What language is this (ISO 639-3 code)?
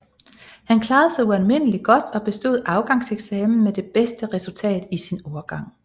dan